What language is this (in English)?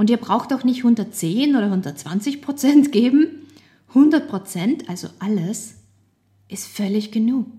German